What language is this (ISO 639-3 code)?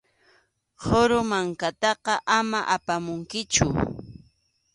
qxu